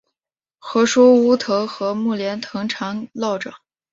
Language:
Chinese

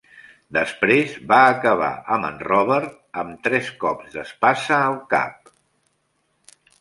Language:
Catalan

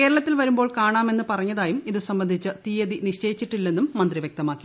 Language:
Malayalam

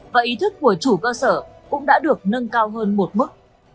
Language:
Vietnamese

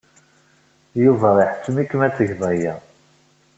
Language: Kabyle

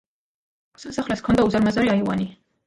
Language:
Georgian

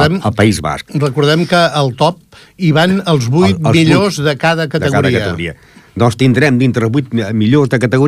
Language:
Italian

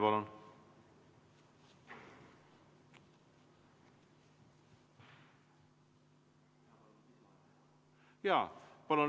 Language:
Estonian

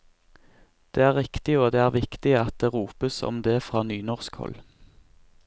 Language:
Norwegian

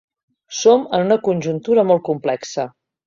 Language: Catalan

